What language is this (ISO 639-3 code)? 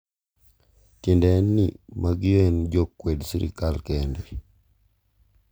luo